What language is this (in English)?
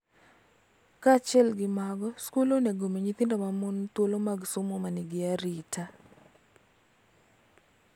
Luo (Kenya and Tanzania)